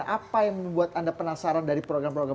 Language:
Indonesian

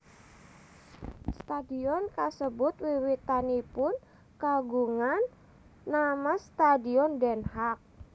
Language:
Javanese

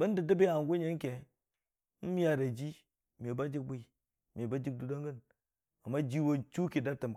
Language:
Dijim-Bwilim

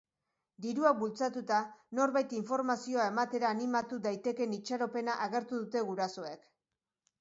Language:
Basque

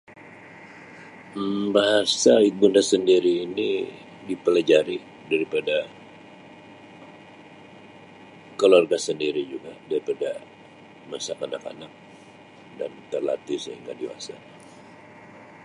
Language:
Sabah Malay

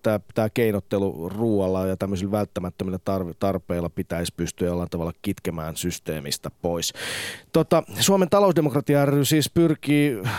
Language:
Finnish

